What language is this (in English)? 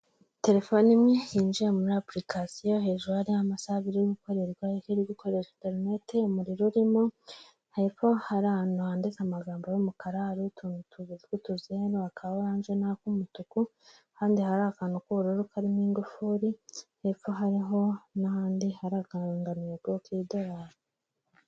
Kinyarwanda